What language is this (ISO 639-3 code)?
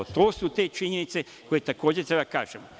srp